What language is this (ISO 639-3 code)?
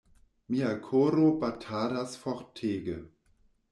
epo